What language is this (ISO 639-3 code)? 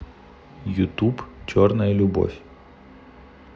rus